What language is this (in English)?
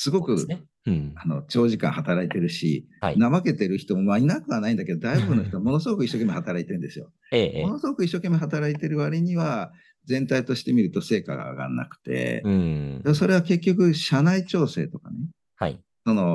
Japanese